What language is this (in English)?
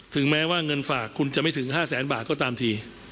Thai